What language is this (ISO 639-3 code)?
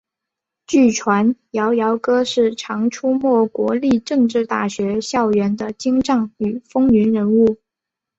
zho